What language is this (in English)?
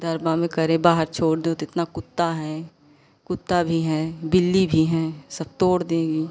Hindi